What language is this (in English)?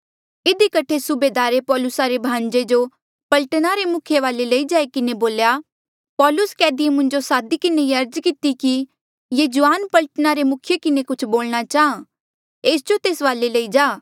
Mandeali